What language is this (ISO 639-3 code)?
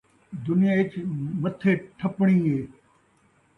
skr